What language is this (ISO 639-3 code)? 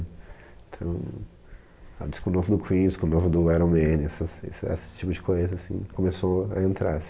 por